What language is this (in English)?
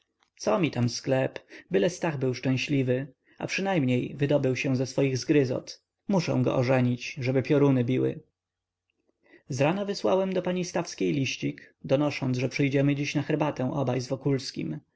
Polish